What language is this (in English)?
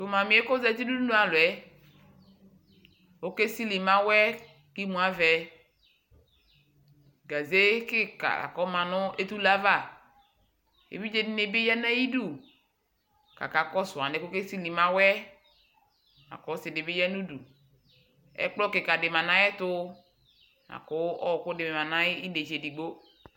Ikposo